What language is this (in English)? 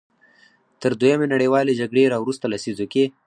Pashto